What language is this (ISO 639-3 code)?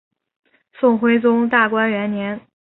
zho